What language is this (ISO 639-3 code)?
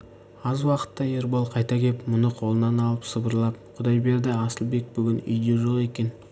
kaz